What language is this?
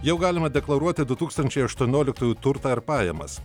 Lithuanian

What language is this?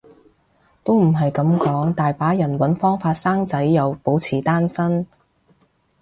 Cantonese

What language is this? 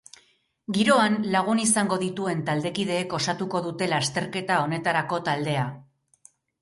Basque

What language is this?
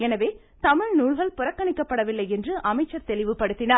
Tamil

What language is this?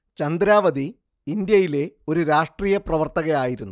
Malayalam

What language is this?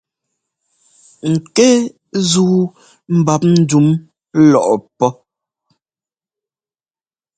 Ngomba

